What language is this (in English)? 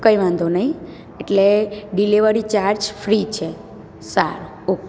Gujarati